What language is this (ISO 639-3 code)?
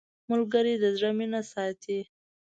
pus